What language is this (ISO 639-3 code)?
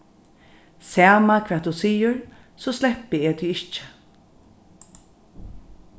fao